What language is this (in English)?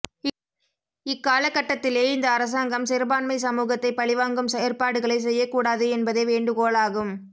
Tamil